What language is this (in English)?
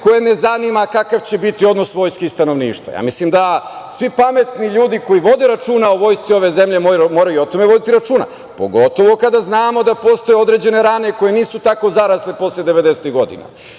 Serbian